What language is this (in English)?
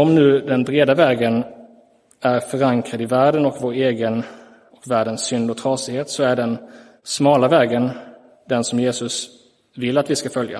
Swedish